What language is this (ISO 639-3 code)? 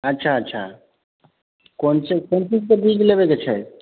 mai